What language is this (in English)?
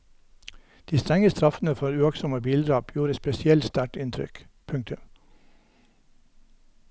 Norwegian